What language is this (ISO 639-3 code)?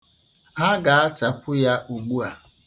ibo